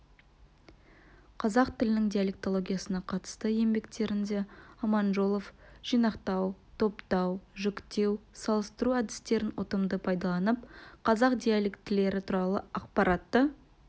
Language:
Kazakh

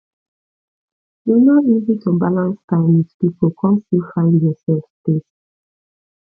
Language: Nigerian Pidgin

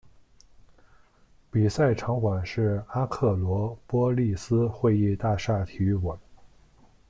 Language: Chinese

